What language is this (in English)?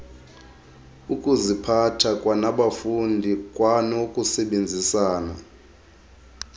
Xhosa